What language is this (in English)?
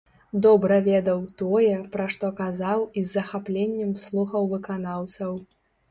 Belarusian